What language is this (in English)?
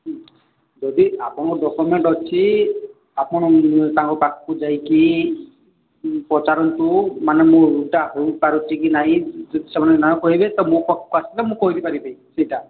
Odia